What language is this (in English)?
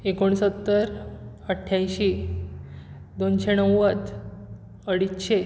Konkani